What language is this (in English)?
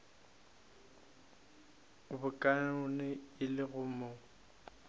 Northern Sotho